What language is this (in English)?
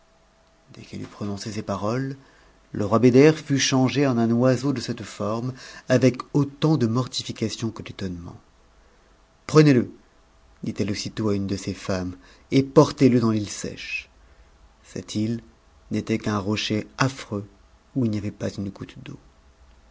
French